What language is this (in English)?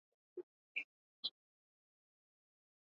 Swahili